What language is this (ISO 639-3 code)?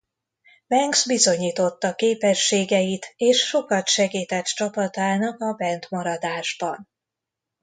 hun